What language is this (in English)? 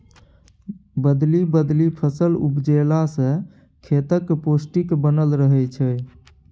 Maithili